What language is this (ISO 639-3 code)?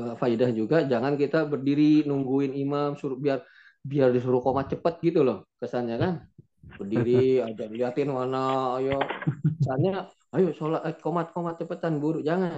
ind